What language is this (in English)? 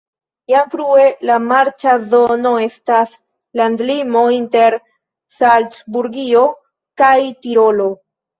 Esperanto